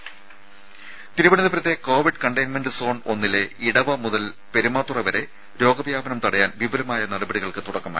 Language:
Malayalam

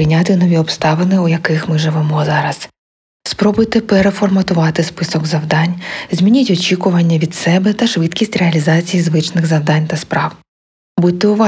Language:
Ukrainian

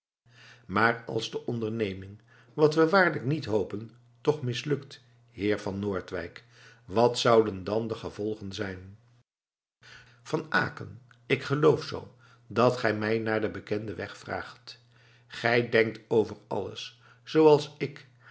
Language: Dutch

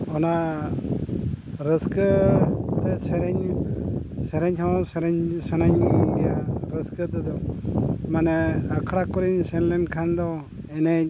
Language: Santali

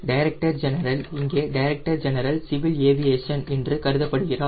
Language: Tamil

